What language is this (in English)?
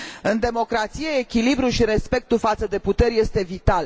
Romanian